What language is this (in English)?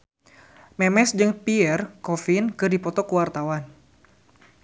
Sundanese